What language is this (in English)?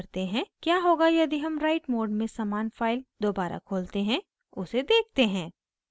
Hindi